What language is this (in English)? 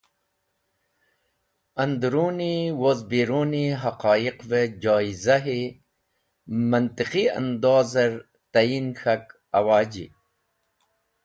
Wakhi